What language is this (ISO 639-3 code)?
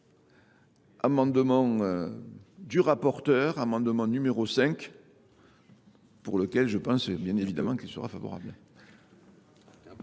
fra